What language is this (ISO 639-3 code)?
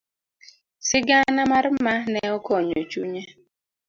luo